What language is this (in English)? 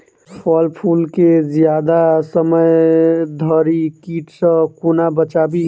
Maithili